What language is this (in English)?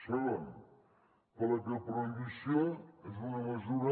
Catalan